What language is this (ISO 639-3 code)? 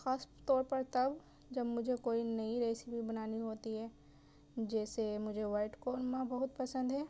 urd